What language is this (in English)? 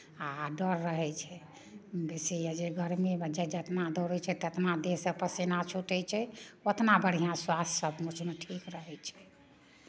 Maithili